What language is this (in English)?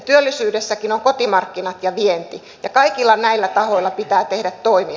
Finnish